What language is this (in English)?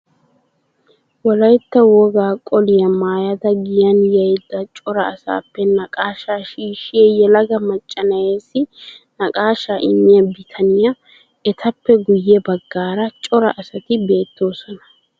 Wolaytta